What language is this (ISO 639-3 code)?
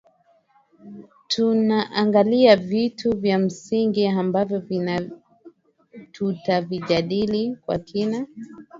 swa